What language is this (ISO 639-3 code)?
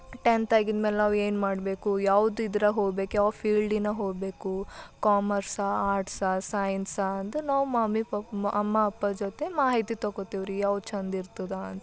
kan